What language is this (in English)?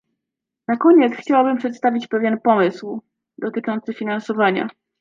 Polish